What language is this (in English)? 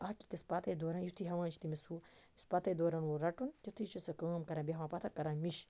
Kashmiri